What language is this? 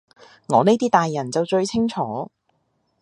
Cantonese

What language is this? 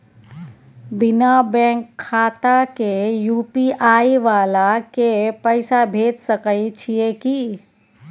Maithili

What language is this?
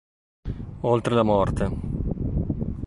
Italian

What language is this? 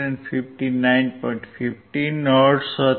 Gujarati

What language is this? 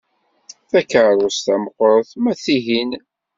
Kabyle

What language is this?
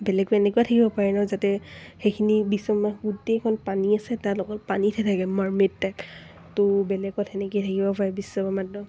Assamese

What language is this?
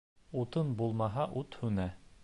Bashkir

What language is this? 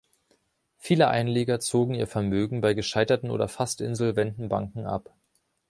German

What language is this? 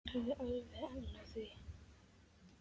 Icelandic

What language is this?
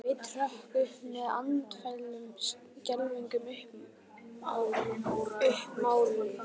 Icelandic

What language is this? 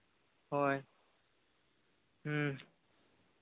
Santali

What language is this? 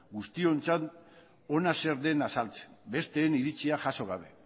Basque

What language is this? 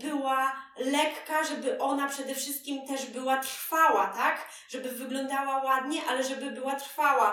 Polish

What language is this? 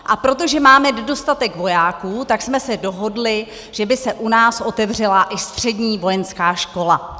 Czech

